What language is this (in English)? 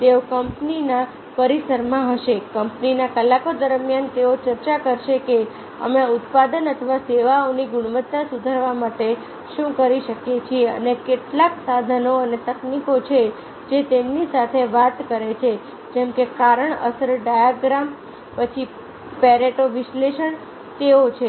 Gujarati